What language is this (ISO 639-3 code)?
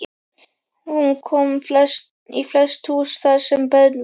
isl